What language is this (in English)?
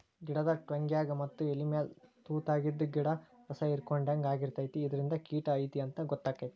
Kannada